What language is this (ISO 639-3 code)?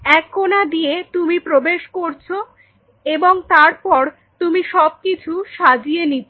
ben